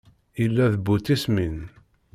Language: Kabyle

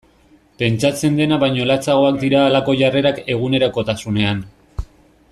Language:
Basque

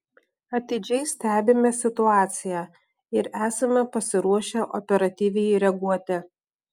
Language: Lithuanian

